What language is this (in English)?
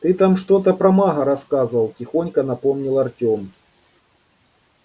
Russian